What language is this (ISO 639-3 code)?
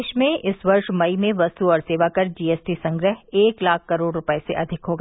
hin